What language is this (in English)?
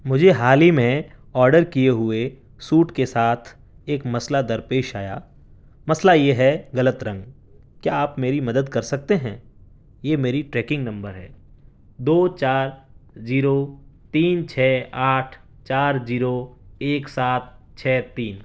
Urdu